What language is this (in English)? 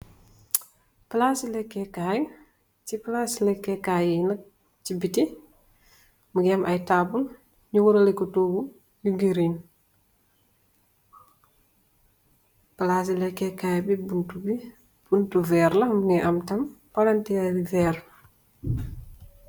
Wolof